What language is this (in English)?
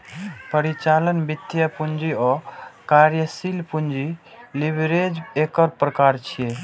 Maithili